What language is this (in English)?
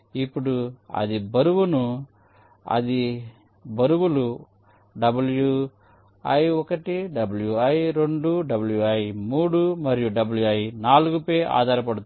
Telugu